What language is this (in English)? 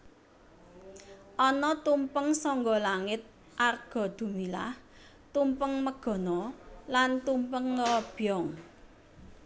Javanese